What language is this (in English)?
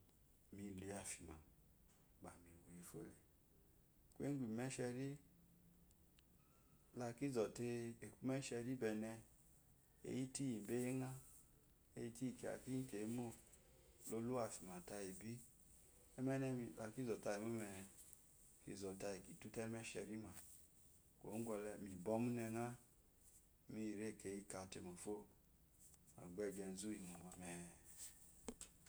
Eloyi